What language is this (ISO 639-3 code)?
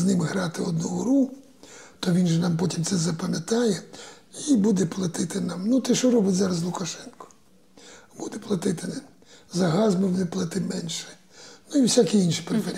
ukr